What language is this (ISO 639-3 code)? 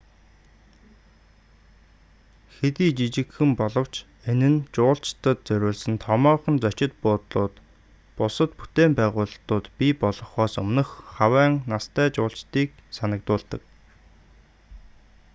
mon